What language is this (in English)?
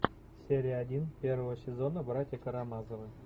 Russian